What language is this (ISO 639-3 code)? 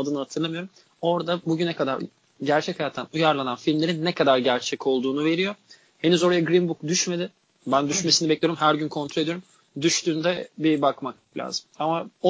tur